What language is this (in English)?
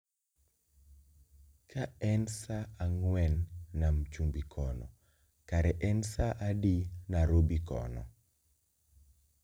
Luo (Kenya and Tanzania)